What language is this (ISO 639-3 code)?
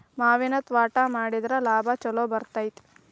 kan